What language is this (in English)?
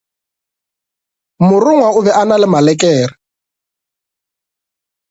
Northern Sotho